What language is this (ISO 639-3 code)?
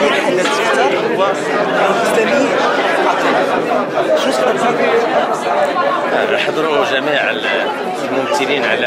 ara